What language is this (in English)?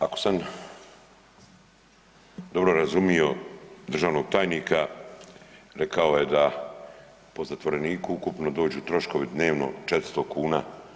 Croatian